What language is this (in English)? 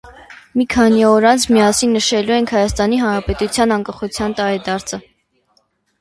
Armenian